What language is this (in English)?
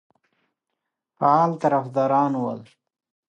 Pashto